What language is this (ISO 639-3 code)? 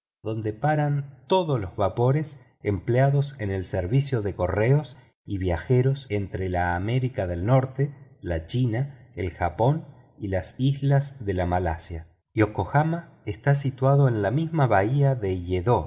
spa